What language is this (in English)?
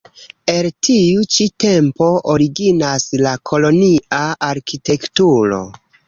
Esperanto